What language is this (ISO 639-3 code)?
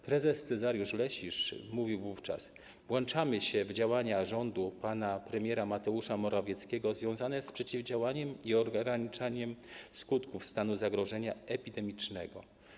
pol